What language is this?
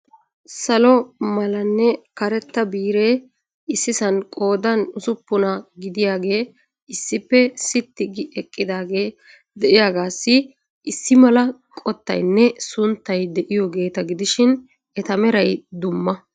Wolaytta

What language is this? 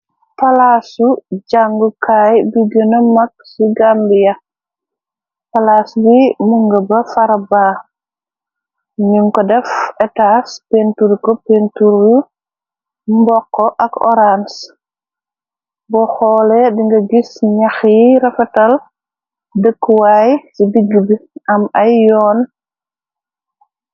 Wolof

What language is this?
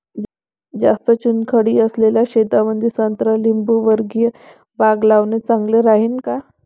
Marathi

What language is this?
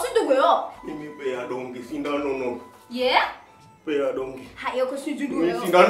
Korean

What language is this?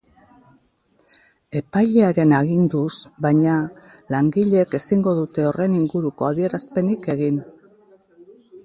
Basque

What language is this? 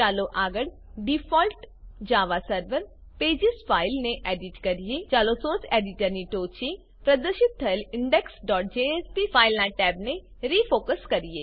Gujarati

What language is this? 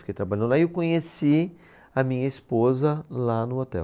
Portuguese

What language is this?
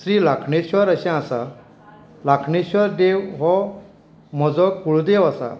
Konkani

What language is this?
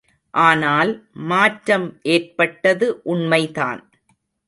Tamil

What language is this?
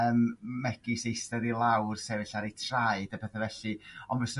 Welsh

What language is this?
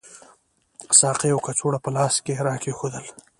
Pashto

